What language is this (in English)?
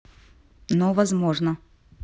Russian